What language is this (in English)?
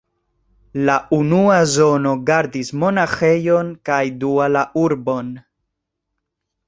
Esperanto